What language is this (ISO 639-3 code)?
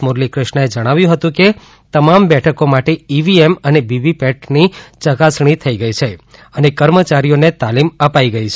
guj